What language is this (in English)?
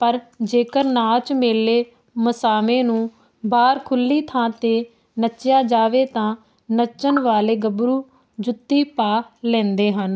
Punjabi